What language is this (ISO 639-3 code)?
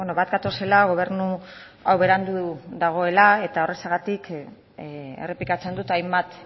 eus